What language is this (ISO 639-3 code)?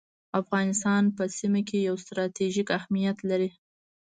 pus